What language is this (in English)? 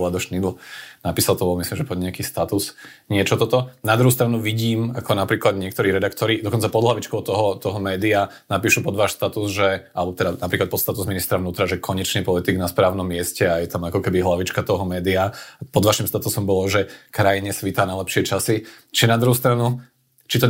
Slovak